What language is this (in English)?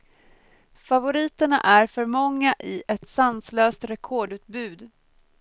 Swedish